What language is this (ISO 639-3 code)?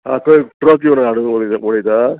kok